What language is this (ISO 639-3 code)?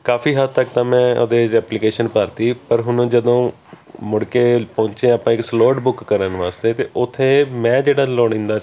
pan